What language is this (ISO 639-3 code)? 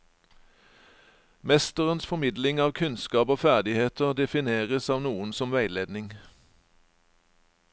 nor